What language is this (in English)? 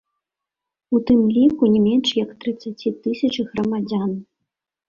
Belarusian